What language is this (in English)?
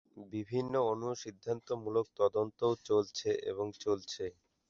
Bangla